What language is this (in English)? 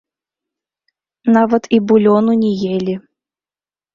Belarusian